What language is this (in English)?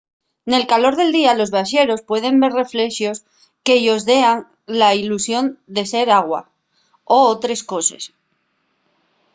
Asturian